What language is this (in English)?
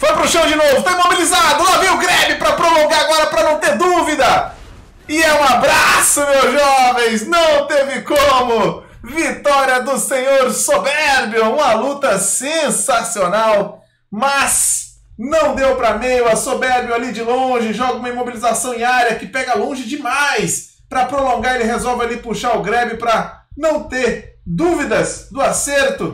Portuguese